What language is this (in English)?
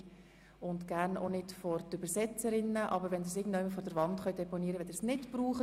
Swiss German